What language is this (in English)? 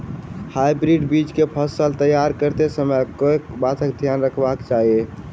Maithili